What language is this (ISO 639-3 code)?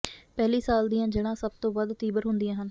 pan